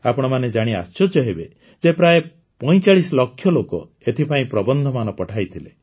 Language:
Odia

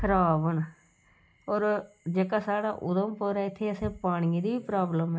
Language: Dogri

